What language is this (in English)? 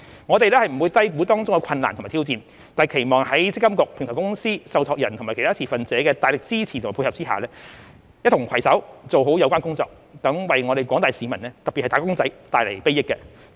Cantonese